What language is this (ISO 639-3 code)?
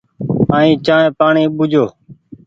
gig